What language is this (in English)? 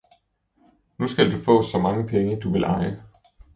Danish